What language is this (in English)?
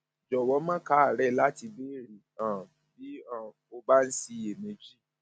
Yoruba